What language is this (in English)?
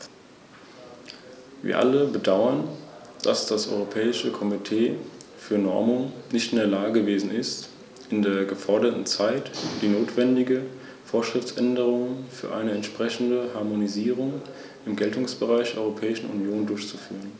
German